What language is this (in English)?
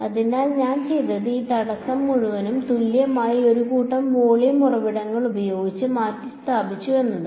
Malayalam